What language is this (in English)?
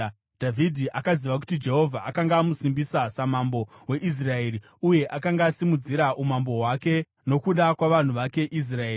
Shona